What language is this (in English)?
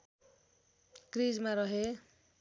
Nepali